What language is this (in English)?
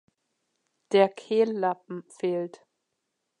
German